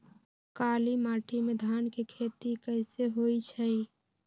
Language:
Magahi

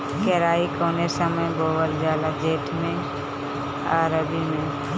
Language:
Bhojpuri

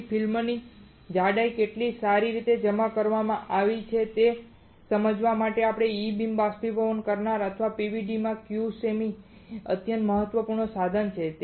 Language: Gujarati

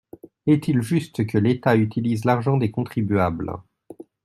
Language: French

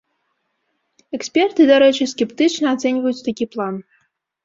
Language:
Belarusian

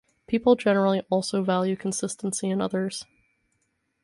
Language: English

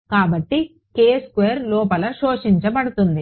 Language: Telugu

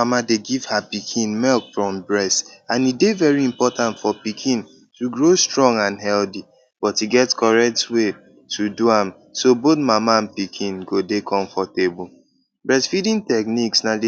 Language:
Nigerian Pidgin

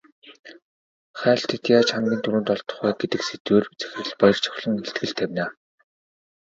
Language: Mongolian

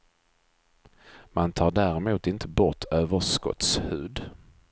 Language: Swedish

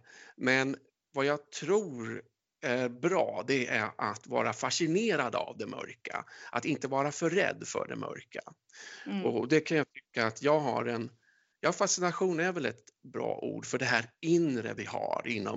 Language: Swedish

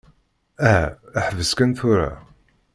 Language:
Kabyle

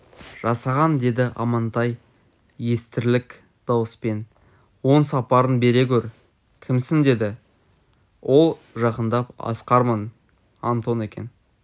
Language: Kazakh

